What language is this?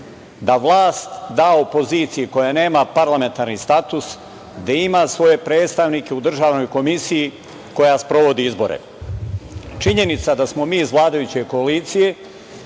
Serbian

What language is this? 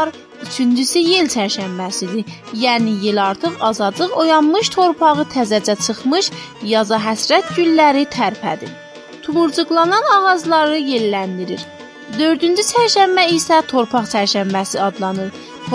Turkish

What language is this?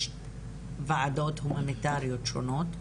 Hebrew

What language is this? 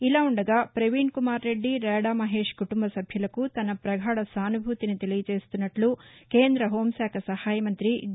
Telugu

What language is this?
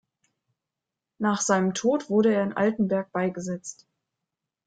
German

